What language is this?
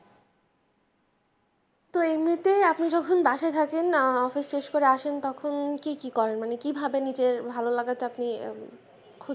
Bangla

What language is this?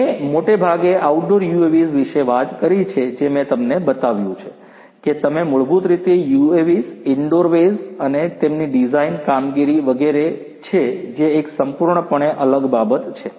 Gujarati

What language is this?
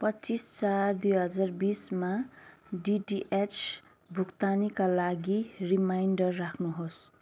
Nepali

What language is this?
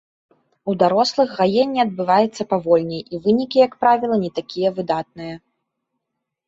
Belarusian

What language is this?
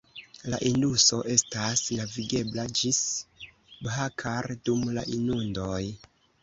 Esperanto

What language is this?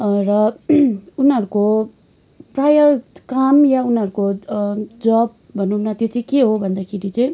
Nepali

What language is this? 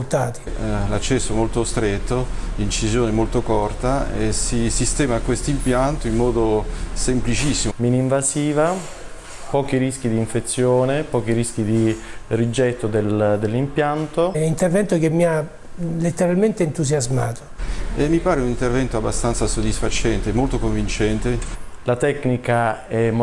Italian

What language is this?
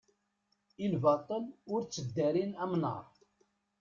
Kabyle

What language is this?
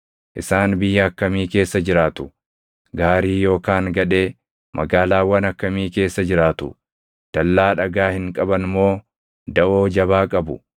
Oromo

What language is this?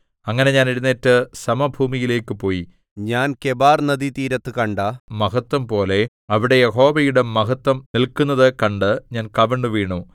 Malayalam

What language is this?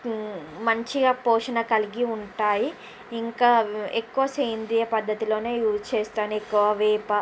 Telugu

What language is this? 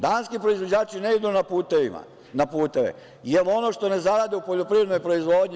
Serbian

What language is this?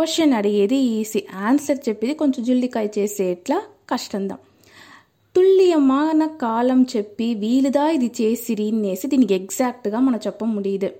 Telugu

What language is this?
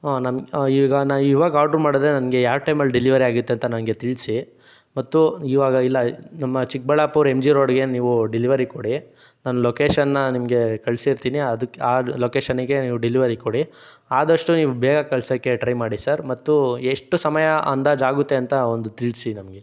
Kannada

